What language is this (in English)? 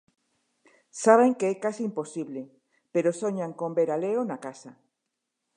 Galician